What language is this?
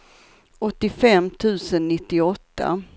Swedish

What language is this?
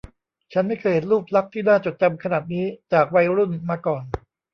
Thai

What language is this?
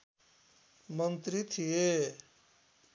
Nepali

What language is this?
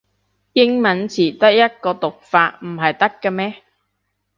Cantonese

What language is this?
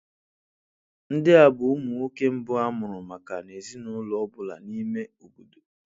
Igbo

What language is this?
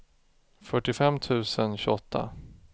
Swedish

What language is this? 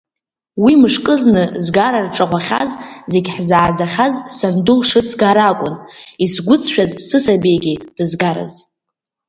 Abkhazian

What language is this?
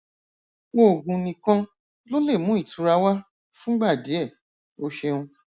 Yoruba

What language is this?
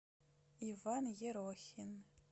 Russian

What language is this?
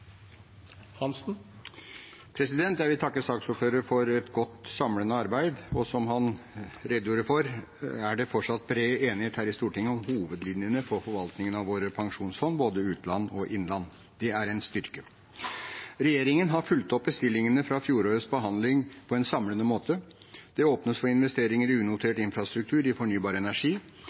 Norwegian Bokmål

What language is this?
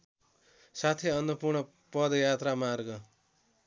Nepali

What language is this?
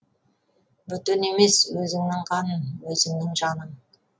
Kazakh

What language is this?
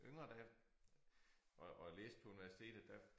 Danish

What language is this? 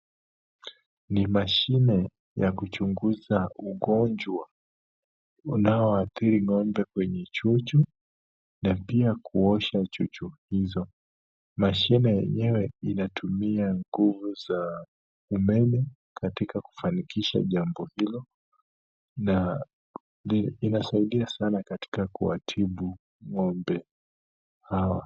Swahili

